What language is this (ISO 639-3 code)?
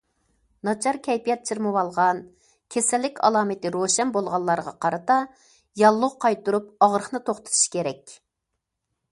uig